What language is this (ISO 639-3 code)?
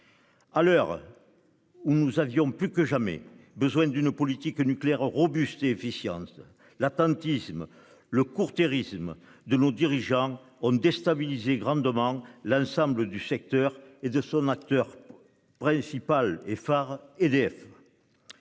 fra